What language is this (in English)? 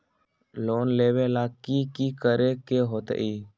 Magahi